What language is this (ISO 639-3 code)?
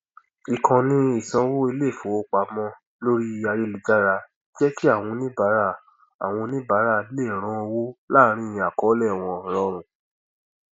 yor